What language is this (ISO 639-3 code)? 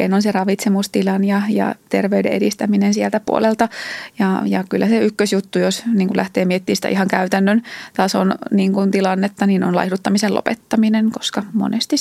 fin